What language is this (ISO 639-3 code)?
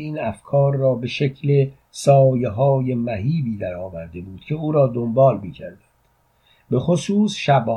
fas